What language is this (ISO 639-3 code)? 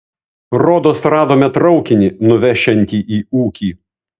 lit